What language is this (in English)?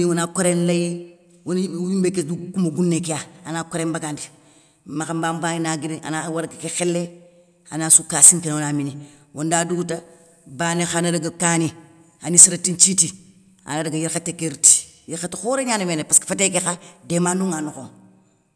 Soninke